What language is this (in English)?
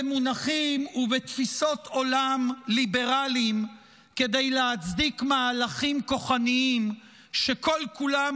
Hebrew